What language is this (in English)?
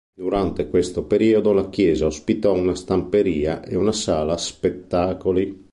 Italian